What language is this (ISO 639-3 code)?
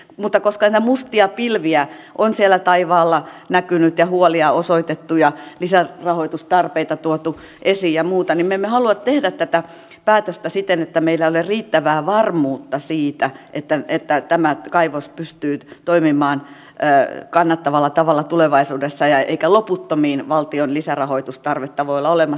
fin